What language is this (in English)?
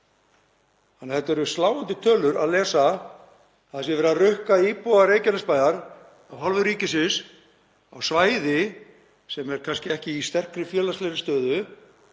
Icelandic